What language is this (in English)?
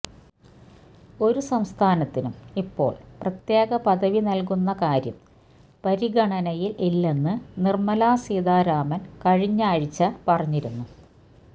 Malayalam